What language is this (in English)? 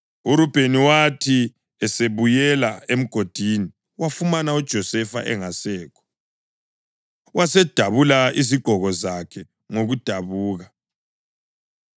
North Ndebele